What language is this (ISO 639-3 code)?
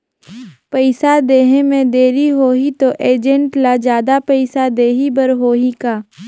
hne